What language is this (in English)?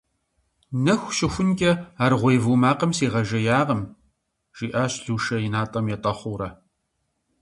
Kabardian